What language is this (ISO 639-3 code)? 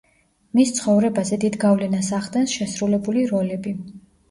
kat